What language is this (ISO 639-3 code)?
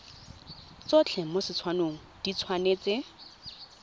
tsn